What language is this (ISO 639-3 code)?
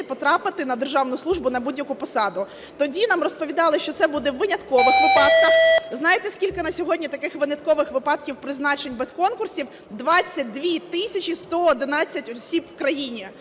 ukr